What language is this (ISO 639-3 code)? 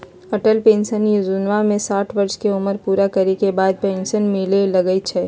mag